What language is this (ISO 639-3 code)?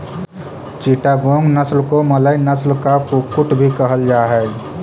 mag